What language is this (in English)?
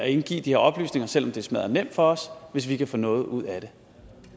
Danish